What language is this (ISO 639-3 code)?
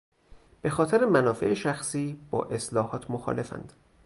fas